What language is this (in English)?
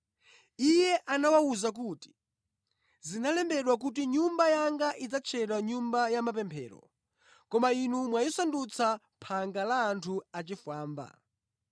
Nyanja